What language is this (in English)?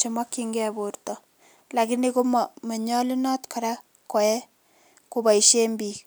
Kalenjin